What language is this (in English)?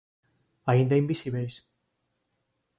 Galician